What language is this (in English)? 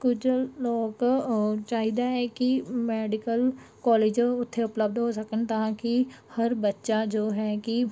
Punjabi